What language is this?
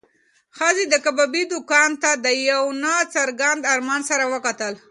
Pashto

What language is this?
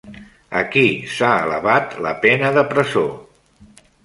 Catalan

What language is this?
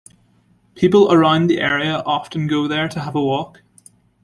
English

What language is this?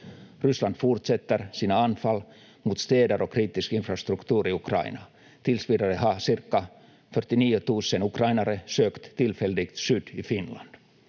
Finnish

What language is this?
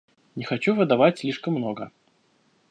Russian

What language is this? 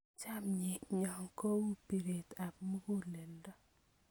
Kalenjin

